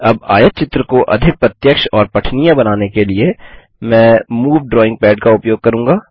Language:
Hindi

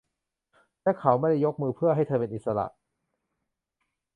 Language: Thai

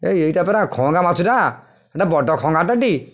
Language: Odia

